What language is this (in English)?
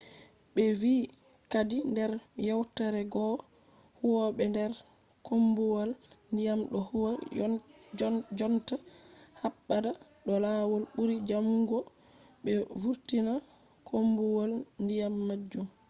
Fula